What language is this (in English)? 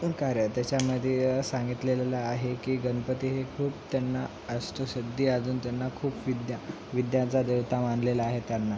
Marathi